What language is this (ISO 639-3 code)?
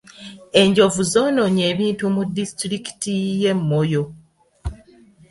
lug